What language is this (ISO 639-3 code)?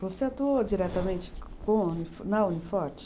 por